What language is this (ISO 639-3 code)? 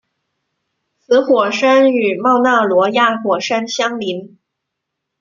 zho